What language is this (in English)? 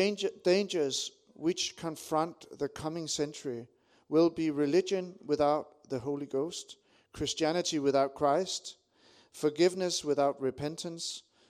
Danish